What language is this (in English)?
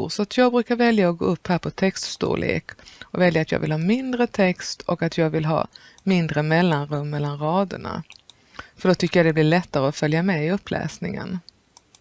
Swedish